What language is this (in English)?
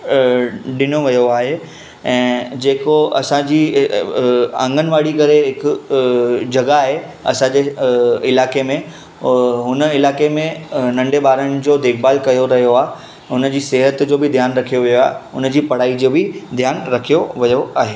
Sindhi